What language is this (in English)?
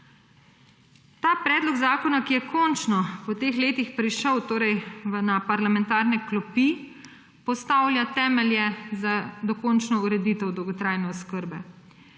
Slovenian